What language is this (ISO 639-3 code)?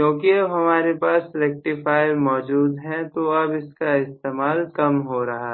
hin